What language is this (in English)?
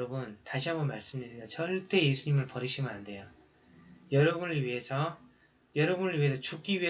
Korean